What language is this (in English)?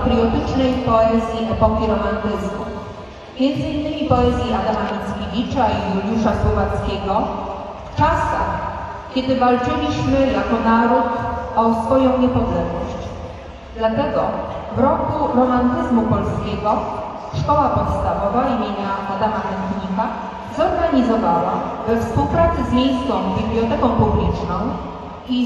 Polish